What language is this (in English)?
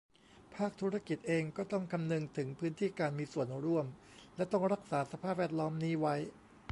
Thai